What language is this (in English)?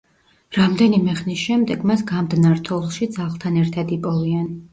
Georgian